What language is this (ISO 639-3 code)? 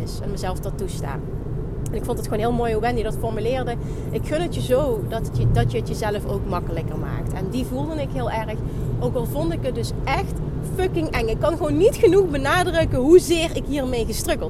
nld